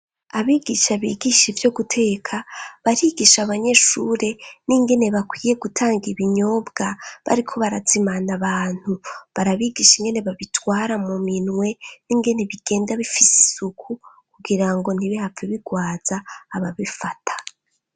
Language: Rundi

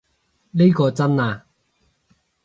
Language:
Cantonese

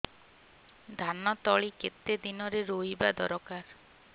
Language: Odia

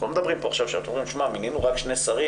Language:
Hebrew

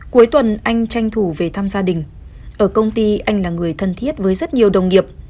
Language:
Vietnamese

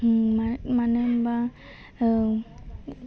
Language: Bodo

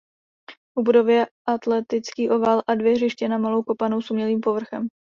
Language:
Czech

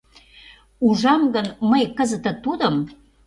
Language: Mari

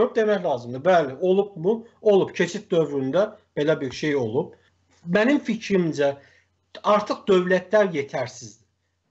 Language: Turkish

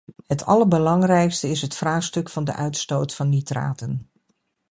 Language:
Dutch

